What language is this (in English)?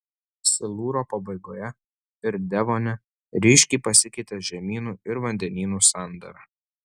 Lithuanian